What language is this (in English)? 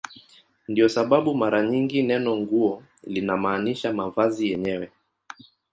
Swahili